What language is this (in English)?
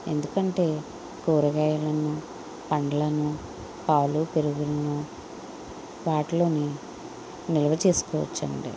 Telugu